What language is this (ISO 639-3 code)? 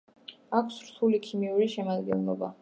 kat